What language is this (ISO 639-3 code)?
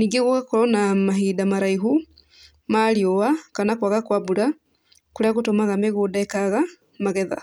kik